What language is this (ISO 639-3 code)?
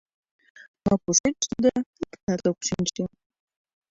chm